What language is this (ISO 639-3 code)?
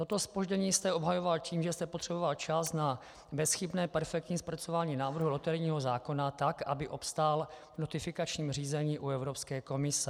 ces